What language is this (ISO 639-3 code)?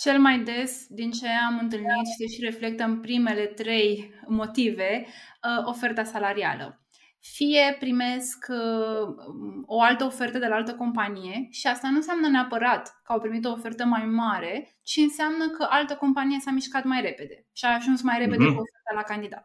ron